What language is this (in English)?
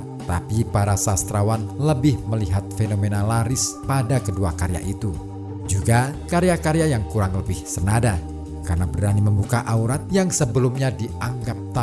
Indonesian